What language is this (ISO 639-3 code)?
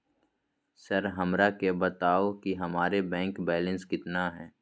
mag